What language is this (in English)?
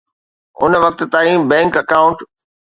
Sindhi